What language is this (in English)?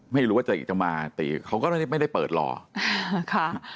Thai